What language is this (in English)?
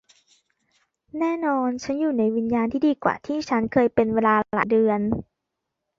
Thai